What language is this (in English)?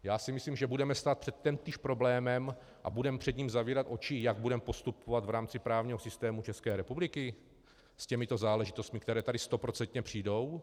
Czech